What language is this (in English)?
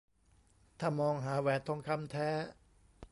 Thai